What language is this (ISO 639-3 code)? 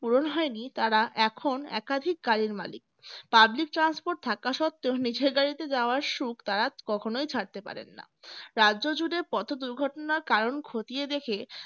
ben